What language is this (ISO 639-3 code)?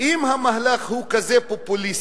heb